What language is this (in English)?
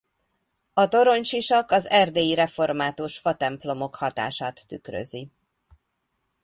Hungarian